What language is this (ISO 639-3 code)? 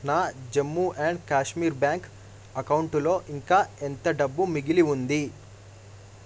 tel